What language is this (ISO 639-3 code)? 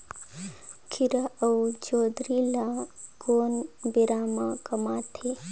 hne